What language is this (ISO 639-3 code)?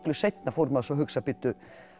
isl